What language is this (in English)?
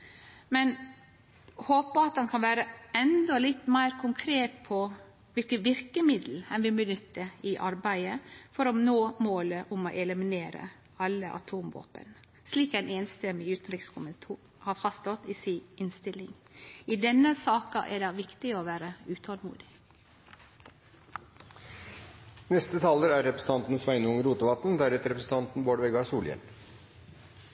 Norwegian Nynorsk